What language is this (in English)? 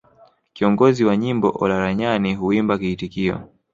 Swahili